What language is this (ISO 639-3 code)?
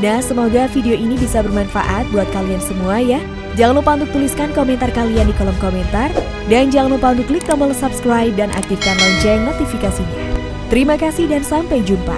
ind